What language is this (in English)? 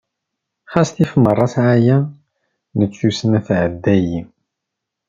Kabyle